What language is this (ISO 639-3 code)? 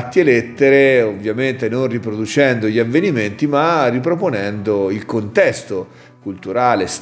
ita